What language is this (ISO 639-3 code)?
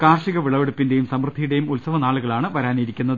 mal